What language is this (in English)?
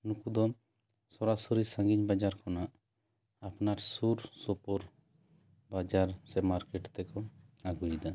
Santali